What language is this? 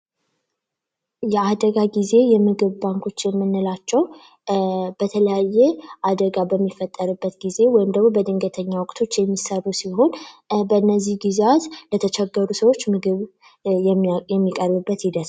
Amharic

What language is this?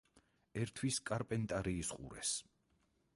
Georgian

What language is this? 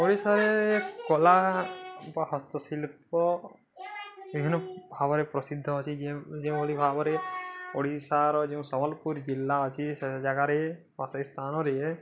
Odia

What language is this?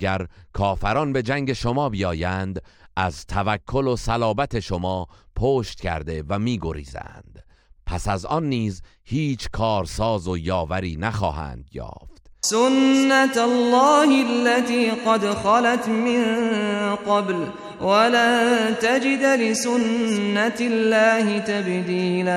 Persian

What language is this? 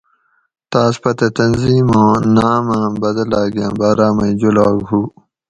Gawri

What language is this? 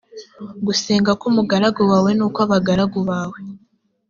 Kinyarwanda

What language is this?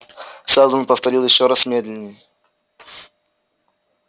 Russian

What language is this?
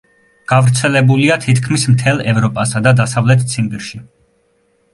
Georgian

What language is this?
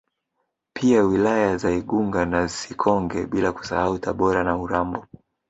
Swahili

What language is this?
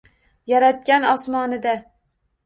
Uzbek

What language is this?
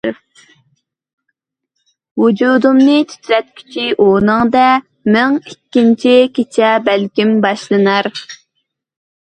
Uyghur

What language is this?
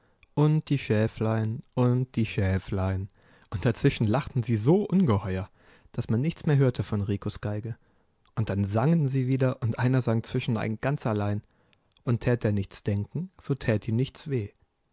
German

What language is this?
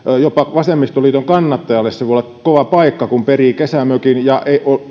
Finnish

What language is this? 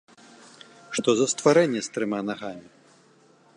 Belarusian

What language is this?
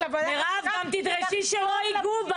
Hebrew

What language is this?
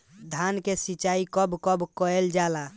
Bhojpuri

